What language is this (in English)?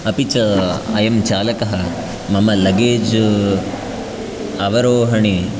Sanskrit